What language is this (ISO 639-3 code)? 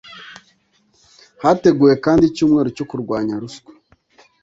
kin